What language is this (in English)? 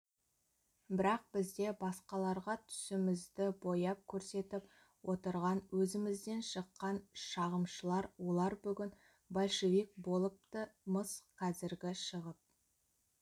Kazakh